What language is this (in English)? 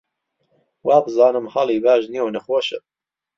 Central Kurdish